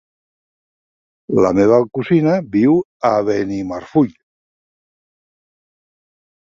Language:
Catalan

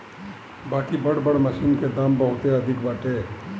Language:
Bhojpuri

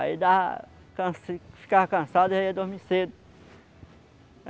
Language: Portuguese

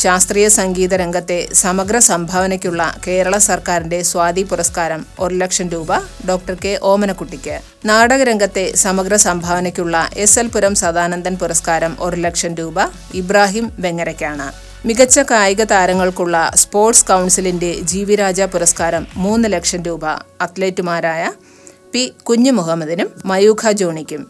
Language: Malayalam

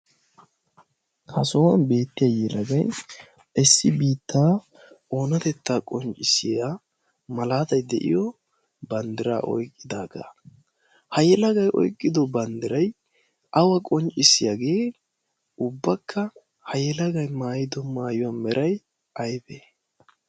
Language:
Wolaytta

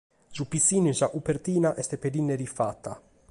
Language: Sardinian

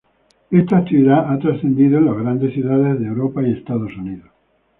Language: Spanish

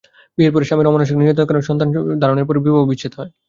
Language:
Bangla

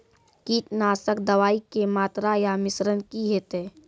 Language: Maithili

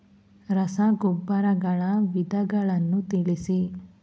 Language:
Kannada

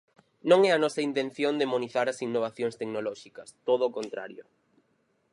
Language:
Galician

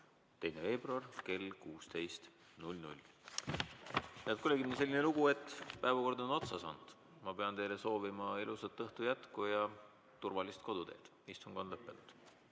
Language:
Estonian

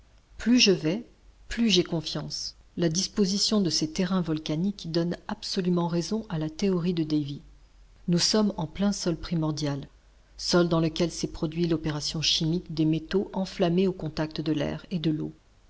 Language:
French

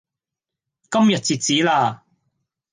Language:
Cantonese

